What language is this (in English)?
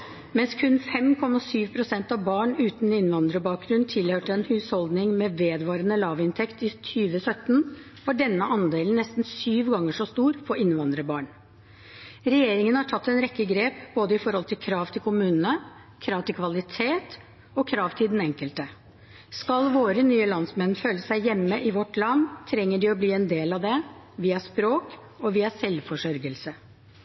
Norwegian Bokmål